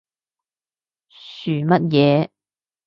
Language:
Cantonese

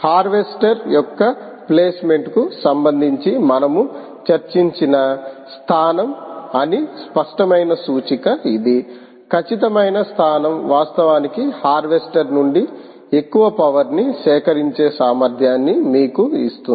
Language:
Telugu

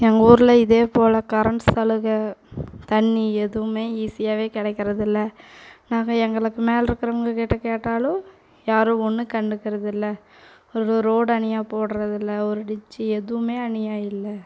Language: Tamil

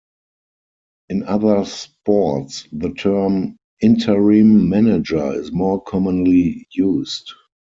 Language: English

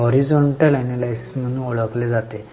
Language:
Marathi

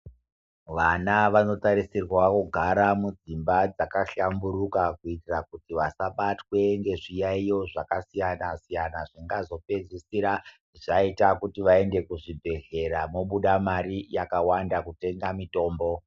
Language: Ndau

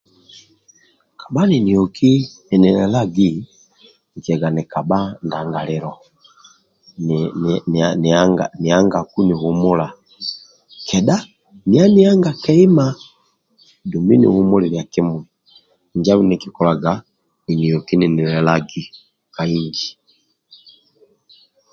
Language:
Amba (Uganda)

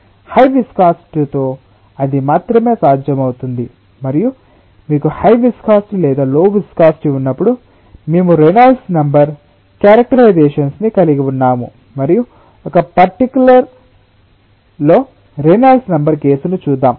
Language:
Telugu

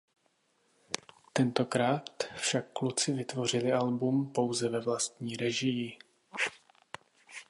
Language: Czech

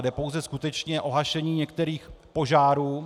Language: Czech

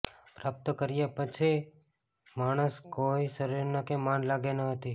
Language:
Gujarati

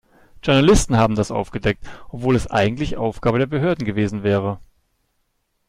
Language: German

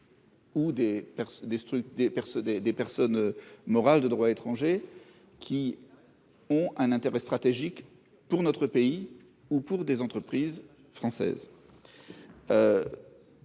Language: French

